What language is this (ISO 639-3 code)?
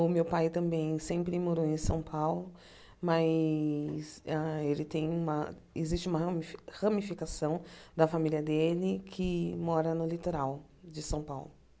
por